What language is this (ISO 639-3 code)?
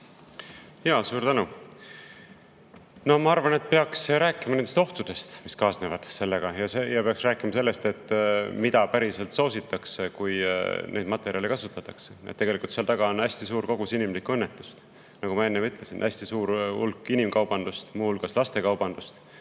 est